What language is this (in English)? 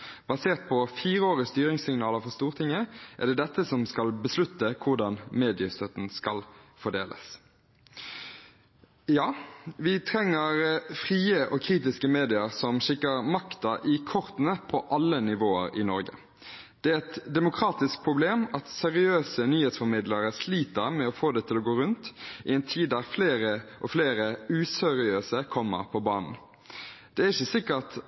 Norwegian Bokmål